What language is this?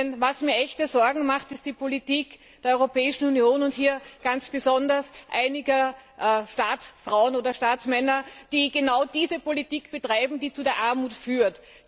German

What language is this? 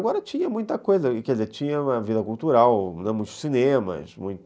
Portuguese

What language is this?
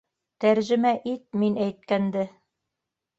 Bashkir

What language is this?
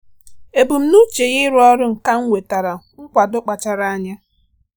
Igbo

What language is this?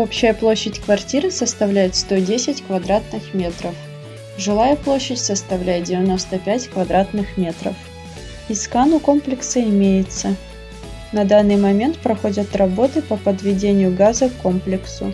Russian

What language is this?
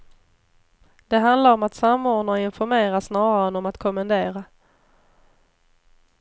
Swedish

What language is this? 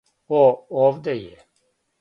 Serbian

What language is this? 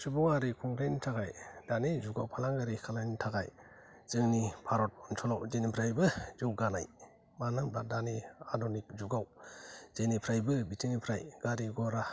Bodo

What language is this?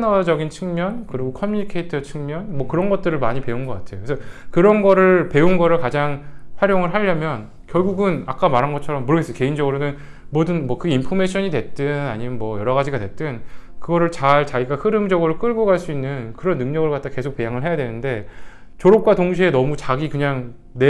Korean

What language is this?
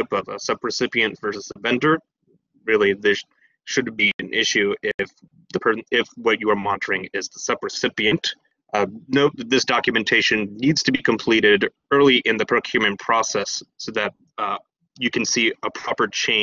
English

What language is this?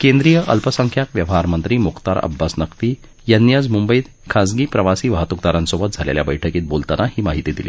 Marathi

